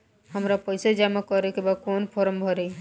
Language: Bhojpuri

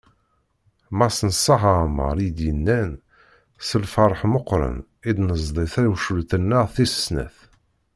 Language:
Kabyle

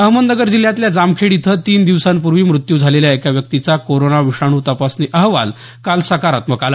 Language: Marathi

